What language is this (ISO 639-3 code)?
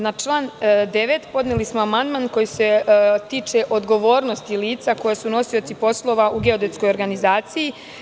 srp